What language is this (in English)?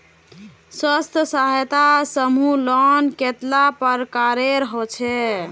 Magahi